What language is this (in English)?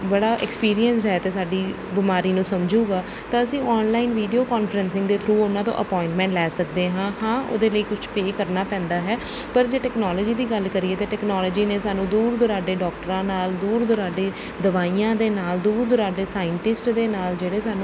Punjabi